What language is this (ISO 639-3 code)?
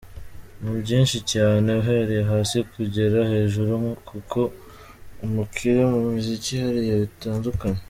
kin